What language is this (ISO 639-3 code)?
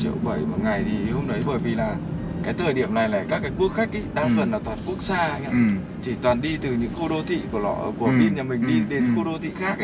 vie